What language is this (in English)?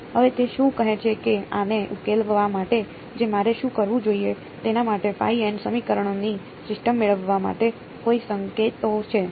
Gujarati